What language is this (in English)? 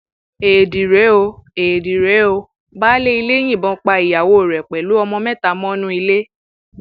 Yoruba